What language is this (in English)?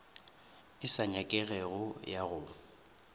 Northern Sotho